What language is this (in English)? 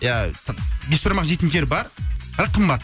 Kazakh